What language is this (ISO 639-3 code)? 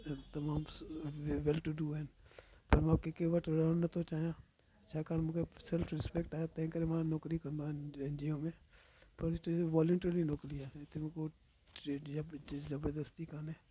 snd